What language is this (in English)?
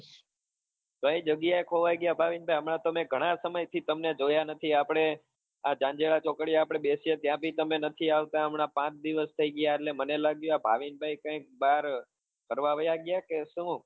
Gujarati